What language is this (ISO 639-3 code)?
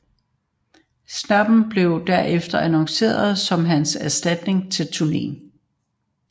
dan